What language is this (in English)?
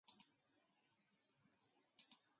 Japanese